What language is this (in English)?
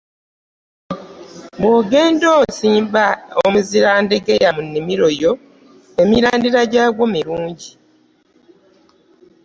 Ganda